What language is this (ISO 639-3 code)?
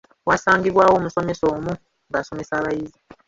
lug